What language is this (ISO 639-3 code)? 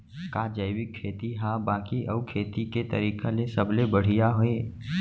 hne